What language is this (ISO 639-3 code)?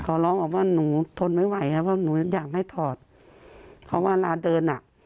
tha